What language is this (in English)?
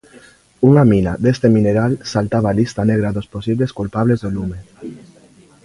Galician